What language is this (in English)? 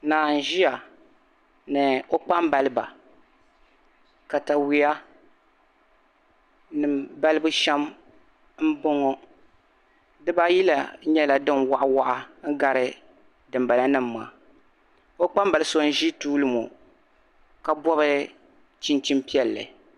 Dagbani